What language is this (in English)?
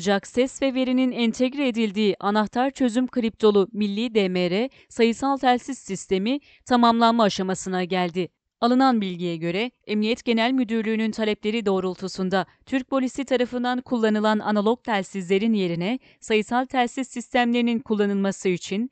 Turkish